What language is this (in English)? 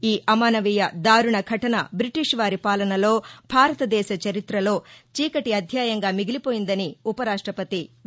Telugu